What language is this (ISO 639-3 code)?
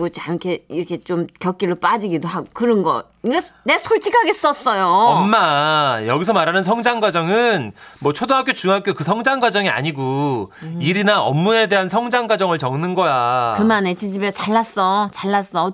kor